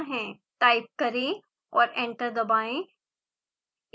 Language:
Hindi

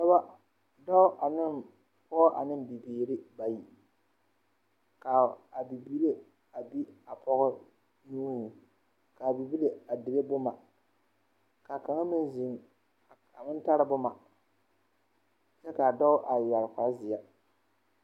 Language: Southern Dagaare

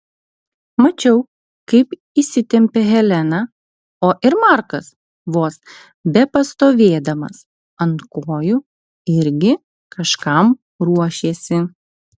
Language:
Lithuanian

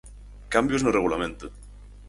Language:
Galician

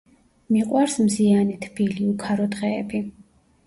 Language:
Georgian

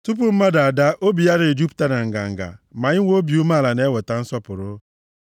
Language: Igbo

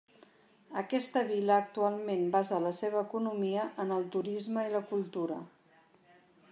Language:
Catalan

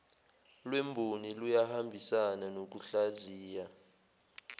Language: Zulu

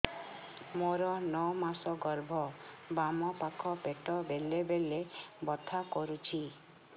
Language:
Odia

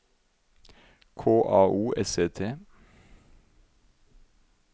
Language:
Norwegian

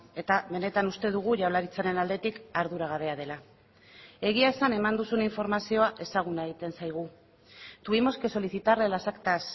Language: Basque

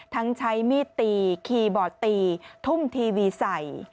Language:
Thai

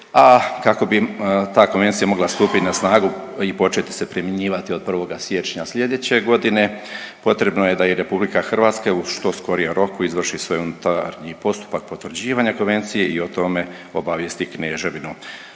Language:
Croatian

